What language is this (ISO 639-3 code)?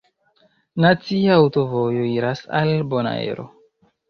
epo